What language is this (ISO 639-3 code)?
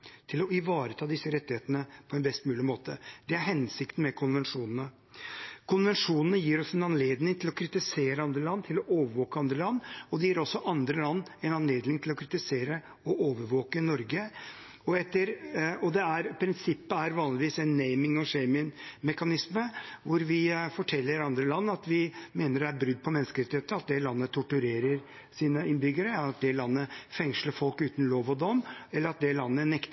nob